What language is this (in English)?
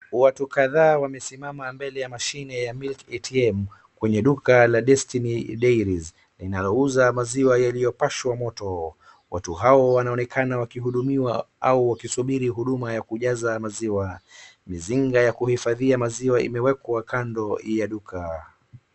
Swahili